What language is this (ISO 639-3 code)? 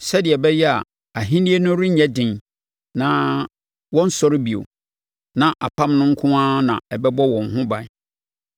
aka